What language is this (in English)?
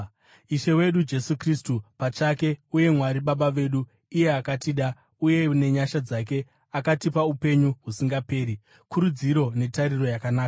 Shona